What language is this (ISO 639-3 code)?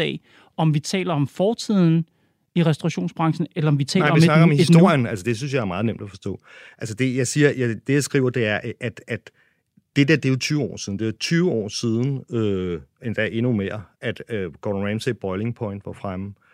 dan